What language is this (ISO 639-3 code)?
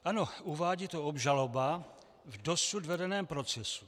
ces